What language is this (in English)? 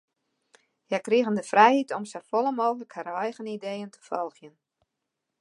Western Frisian